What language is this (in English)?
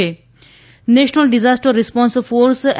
Gujarati